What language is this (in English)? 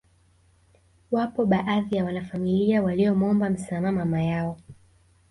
Swahili